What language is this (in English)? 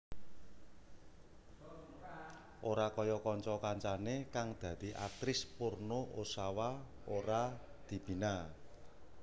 Javanese